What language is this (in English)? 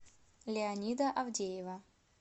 Russian